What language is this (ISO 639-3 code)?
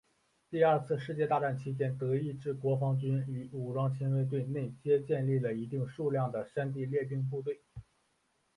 zho